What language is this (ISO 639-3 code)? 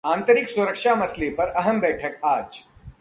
hin